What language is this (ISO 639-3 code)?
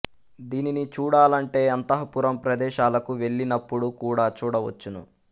tel